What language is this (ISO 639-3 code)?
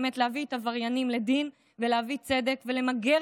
heb